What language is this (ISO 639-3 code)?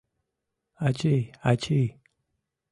chm